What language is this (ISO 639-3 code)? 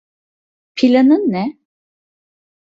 tur